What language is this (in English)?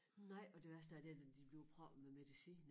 Danish